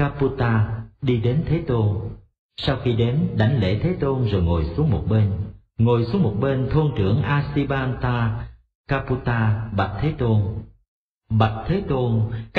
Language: Vietnamese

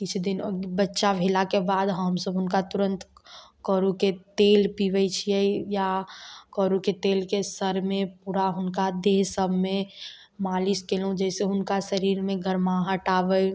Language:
Maithili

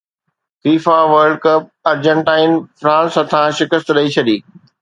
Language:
Sindhi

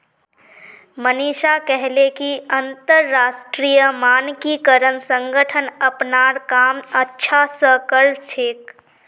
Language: Magahi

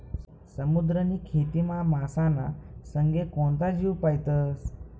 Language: Marathi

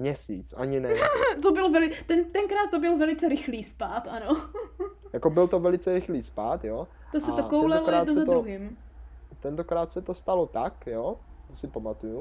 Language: Czech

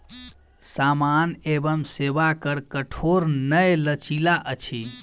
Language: Maithili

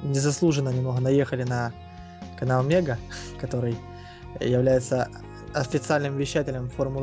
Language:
Russian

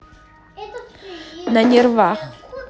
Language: Russian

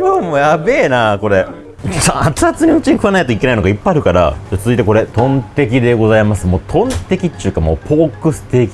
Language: Japanese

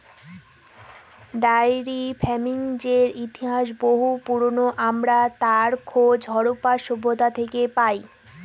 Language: Bangla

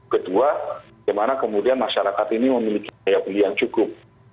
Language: Indonesian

